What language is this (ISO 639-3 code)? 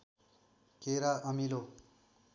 nep